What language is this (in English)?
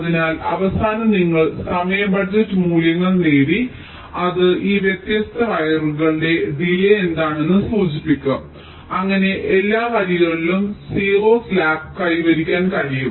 Malayalam